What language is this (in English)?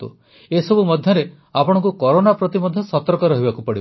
Odia